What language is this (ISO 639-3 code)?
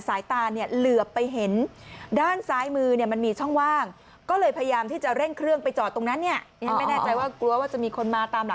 tha